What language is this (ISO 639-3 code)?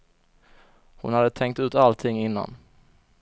swe